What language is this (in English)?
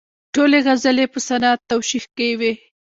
Pashto